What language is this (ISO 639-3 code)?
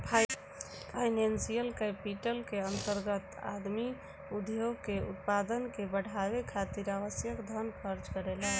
bho